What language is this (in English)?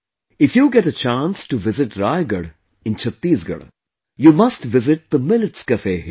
English